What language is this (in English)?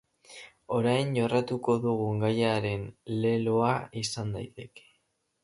Basque